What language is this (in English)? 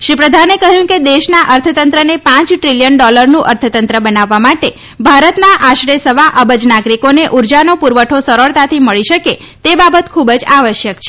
Gujarati